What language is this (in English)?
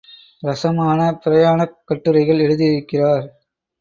Tamil